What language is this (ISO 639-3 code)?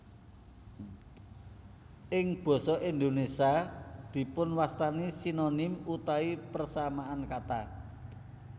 jav